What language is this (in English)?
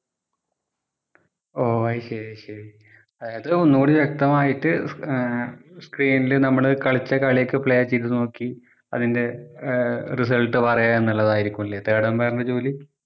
Malayalam